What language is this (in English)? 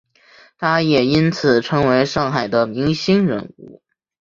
Chinese